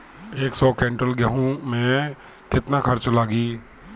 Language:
Bhojpuri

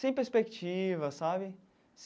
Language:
Portuguese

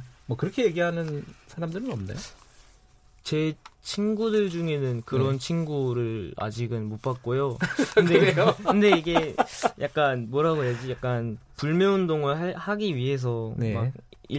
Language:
Korean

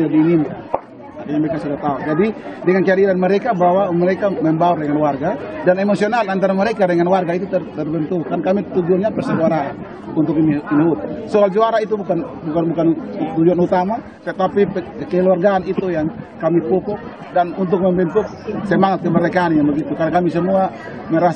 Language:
Indonesian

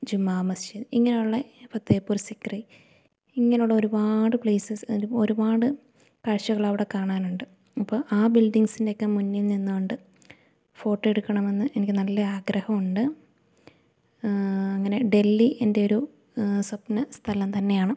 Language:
Malayalam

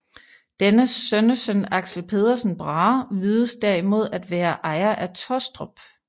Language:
Danish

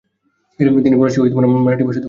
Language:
Bangla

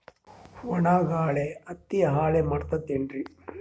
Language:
Kannada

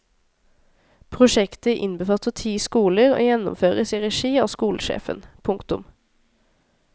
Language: Norwegian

